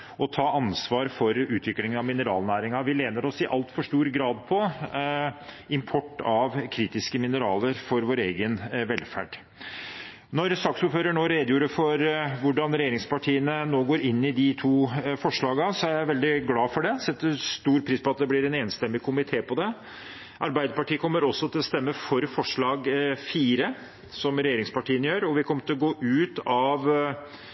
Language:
Norwegian Bokmål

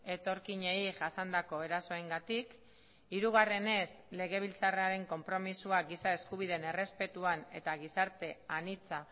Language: Basque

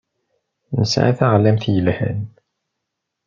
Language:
Kabyle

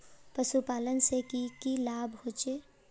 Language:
Magahi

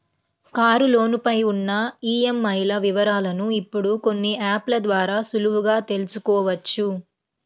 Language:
Telugu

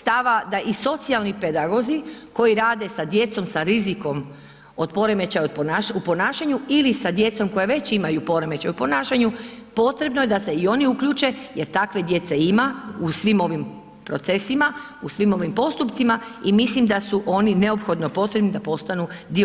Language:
Croatian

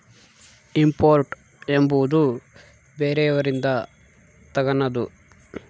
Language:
Kannada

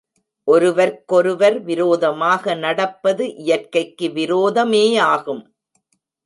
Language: Tamil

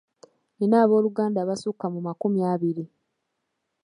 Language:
Ganda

